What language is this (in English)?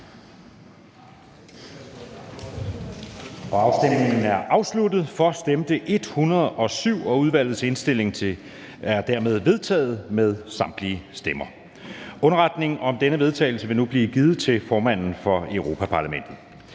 Danish